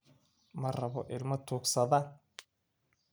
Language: Somali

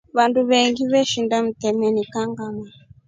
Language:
Rombo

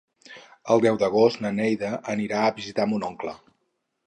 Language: Catalan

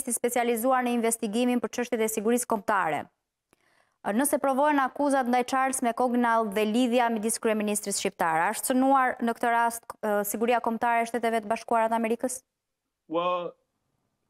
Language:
Romanian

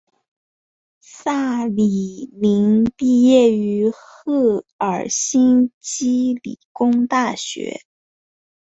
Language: Chinese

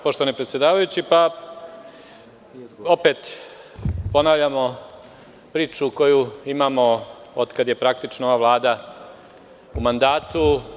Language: Serbian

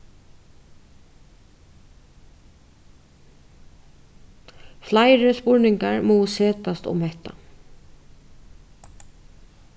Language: Faroese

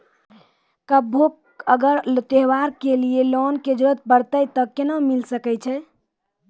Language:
Maithili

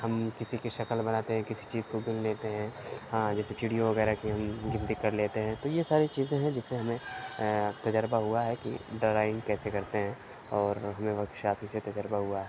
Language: Urdu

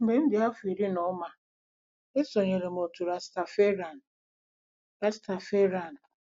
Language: Igbo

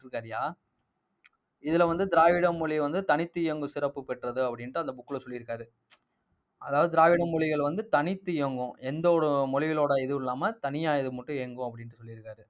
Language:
Tamil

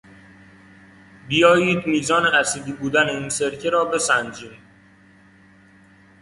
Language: Persian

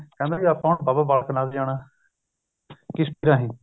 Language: Punjabi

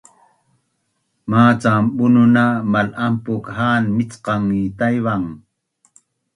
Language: Bunun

